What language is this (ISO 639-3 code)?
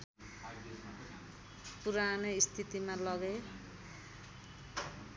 nep